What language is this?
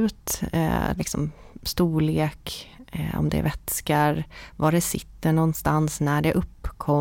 Swedish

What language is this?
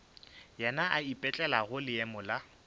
Northern Sotho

